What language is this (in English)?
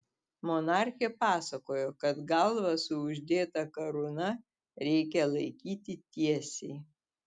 Lithuanian